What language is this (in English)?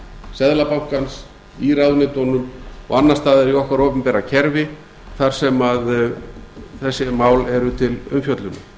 Icelandic